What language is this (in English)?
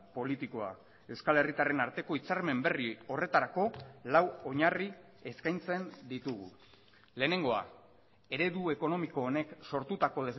Basque